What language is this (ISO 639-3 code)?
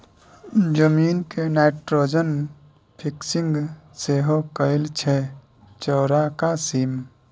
mai